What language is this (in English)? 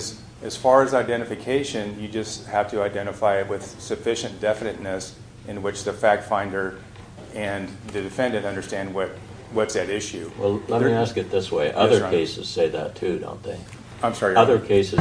English